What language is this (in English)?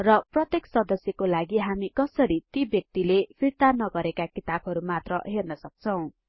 Nepali